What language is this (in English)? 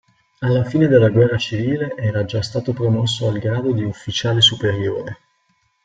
Italian